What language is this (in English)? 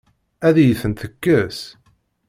Kabyle